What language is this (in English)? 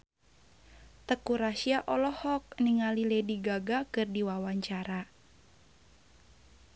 Sundanese